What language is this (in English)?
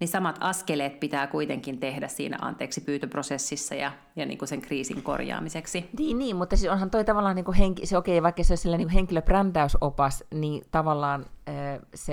Finnish